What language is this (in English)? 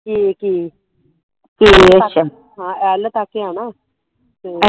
Punjabi